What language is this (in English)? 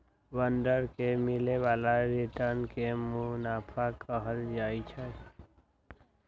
Magahi